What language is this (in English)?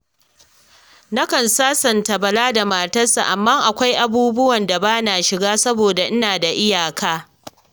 Hausa